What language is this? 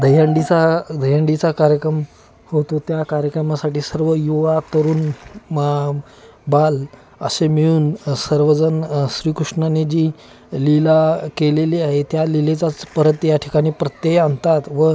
Marathi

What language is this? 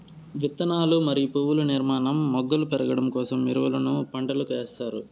Telugu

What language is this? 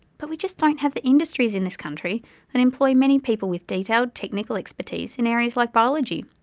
English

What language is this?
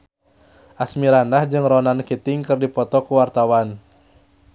Sundanese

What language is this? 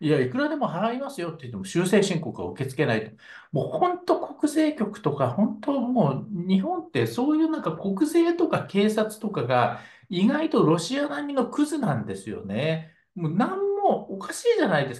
Japanese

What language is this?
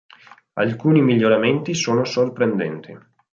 Italian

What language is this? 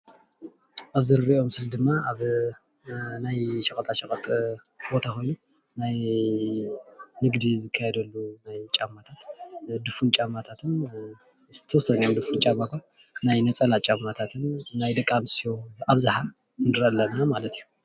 Tigrinya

